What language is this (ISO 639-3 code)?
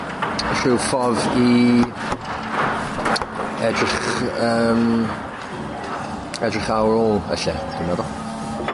cym